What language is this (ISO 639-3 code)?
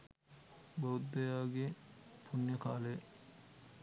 sin